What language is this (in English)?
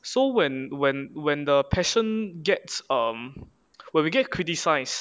English